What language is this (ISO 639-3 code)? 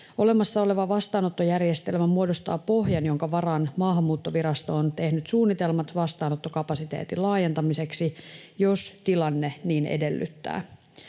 fin